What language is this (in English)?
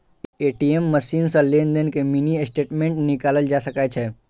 Maithili